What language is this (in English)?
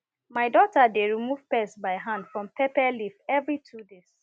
Nigerian Pidgin